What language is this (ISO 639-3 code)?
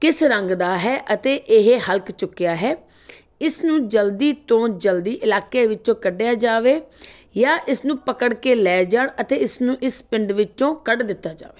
pan